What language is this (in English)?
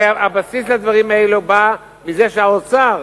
Hebrew